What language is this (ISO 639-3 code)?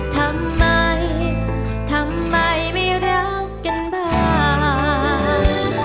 tha